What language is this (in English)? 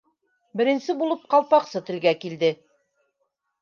Bashkir